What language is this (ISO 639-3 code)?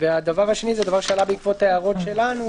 heb